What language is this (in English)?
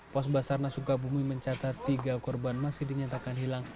Indonesian